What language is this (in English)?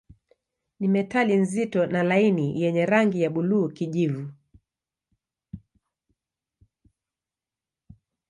Swahili